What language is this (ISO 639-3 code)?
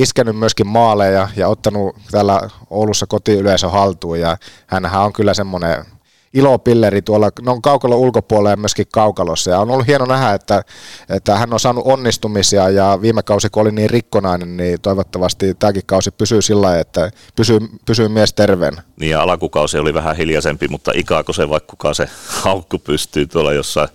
fin